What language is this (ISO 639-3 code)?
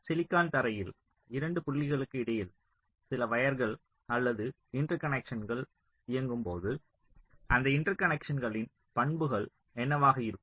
tam